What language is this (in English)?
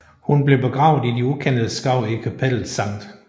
Danish